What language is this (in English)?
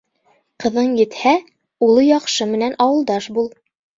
Bashkir